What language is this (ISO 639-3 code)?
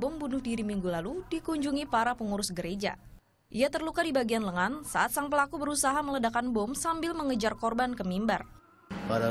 ind